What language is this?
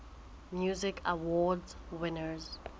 Southern Sotho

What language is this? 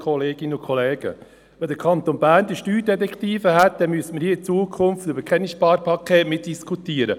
Swiss German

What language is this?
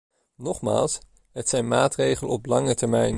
Dutch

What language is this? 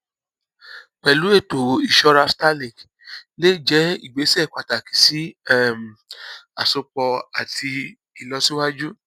Yoruba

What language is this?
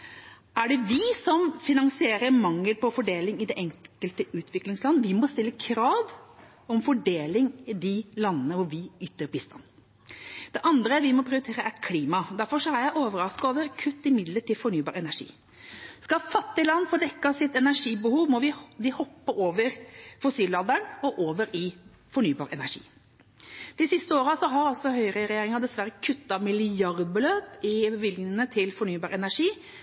Norwegian Bokmål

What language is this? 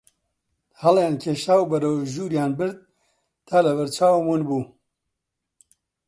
Central Kurdish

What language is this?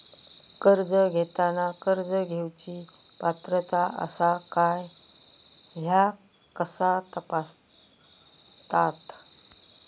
Marathi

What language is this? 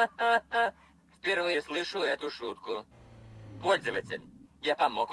Russian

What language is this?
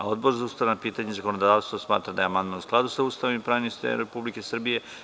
Serbian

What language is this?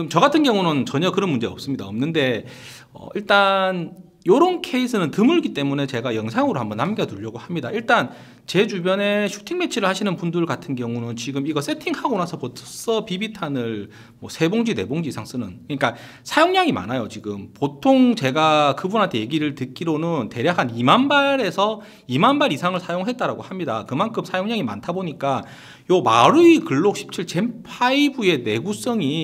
Korean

